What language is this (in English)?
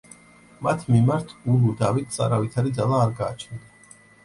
Georgian